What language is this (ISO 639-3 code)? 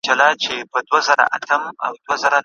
pus